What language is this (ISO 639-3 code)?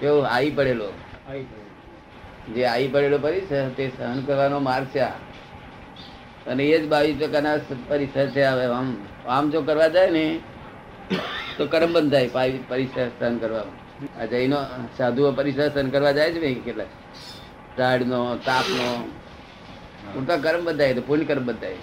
guj